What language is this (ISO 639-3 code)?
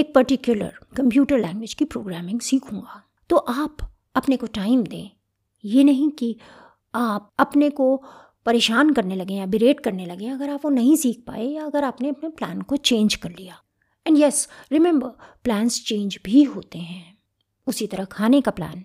hin